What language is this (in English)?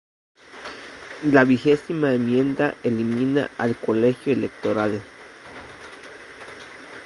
Spanish